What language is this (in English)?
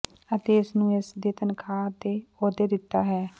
Punjabi